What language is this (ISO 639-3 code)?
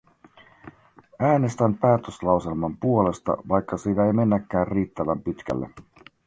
fin